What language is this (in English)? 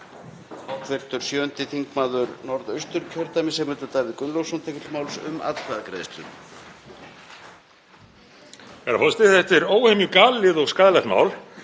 Icelandic